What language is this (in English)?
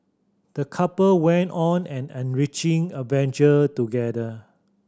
English